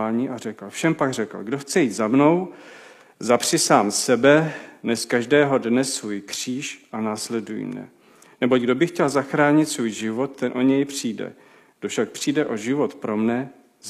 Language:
Czech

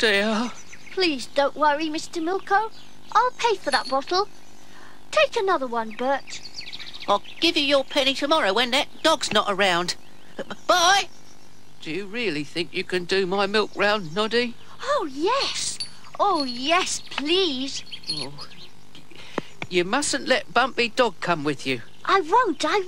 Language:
English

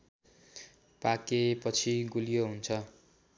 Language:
Nepali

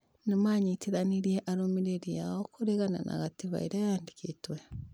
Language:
Kikuyu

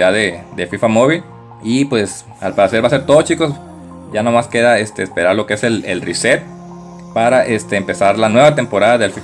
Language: Spanish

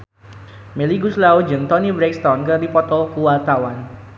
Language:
Sundanese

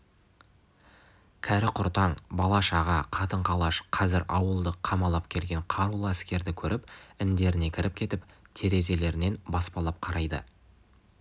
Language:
Kazakh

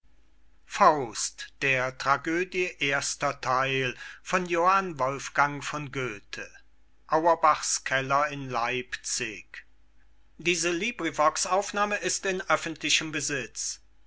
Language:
German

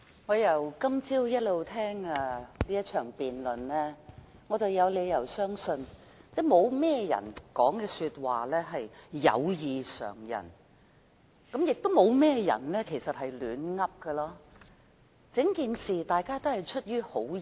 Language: Cantonese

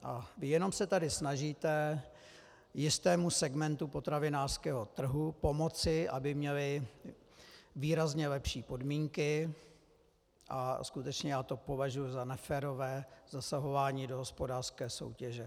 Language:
Czech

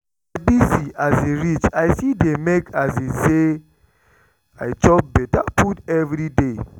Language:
Nigerian Pidgin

